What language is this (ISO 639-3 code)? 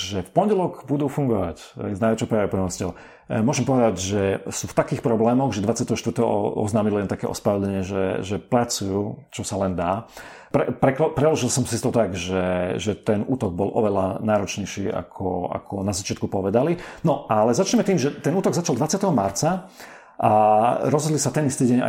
slk